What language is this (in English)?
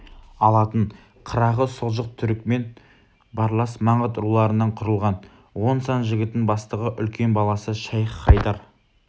Kazakh